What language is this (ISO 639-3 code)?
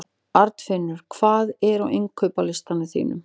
isl